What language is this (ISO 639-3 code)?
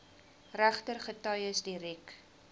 afr